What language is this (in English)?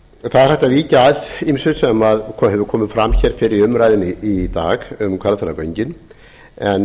Icelandic